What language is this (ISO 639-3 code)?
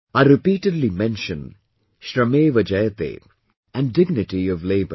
eng